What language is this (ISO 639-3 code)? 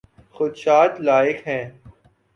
urd